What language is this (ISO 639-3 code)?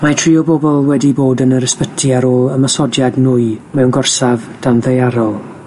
cym